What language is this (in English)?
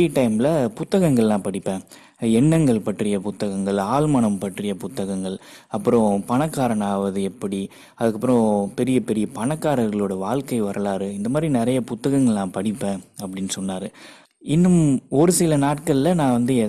Tamil